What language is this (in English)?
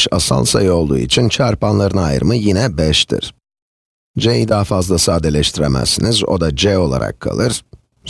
Turkish